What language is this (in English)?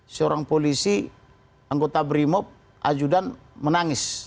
Indonesian